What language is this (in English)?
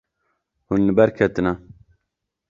Kurdish